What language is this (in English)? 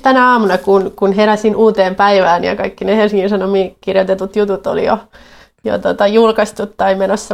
Finnish